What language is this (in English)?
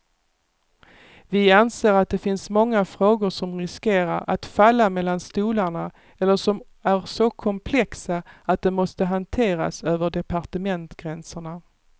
Swedish